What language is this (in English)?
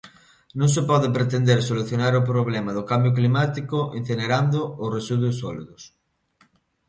Galician